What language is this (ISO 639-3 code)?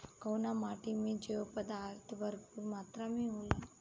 bho